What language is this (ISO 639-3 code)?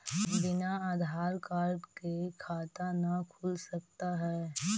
mag